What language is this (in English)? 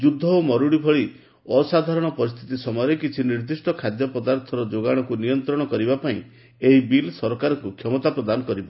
Odia